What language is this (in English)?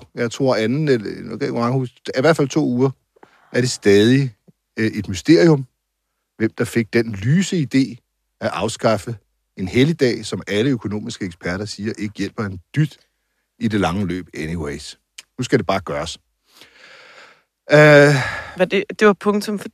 Danish